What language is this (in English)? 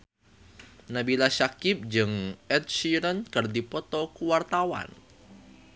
Sundanese